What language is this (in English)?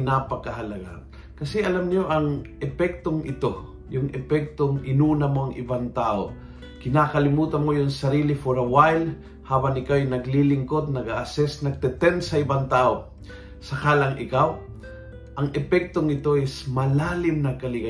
Filipino